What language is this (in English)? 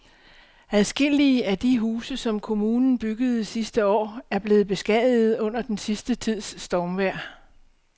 Danish